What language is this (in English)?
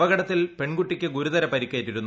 Malayalam